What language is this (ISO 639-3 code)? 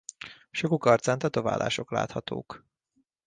hun